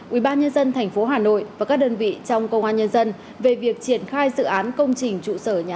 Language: Vietnamese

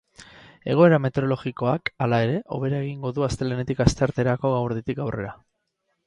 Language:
Basque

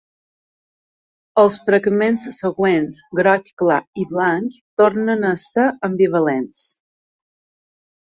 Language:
Catalan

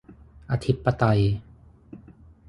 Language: Thai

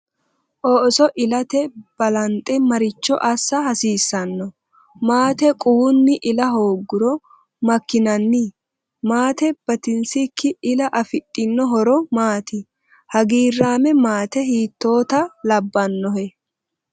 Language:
Sidamo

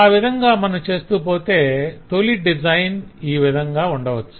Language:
Telugu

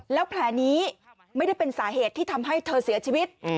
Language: Thai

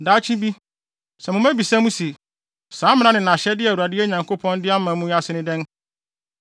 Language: Akan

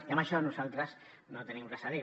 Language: Catalan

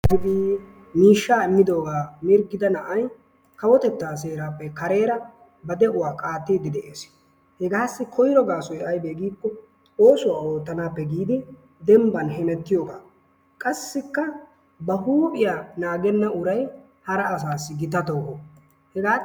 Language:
Wolaytta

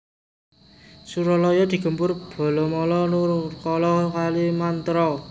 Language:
Javanese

